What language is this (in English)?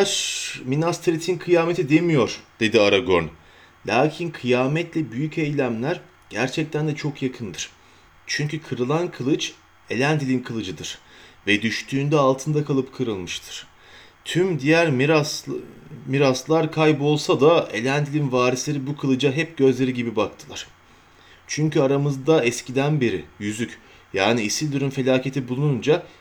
Turkish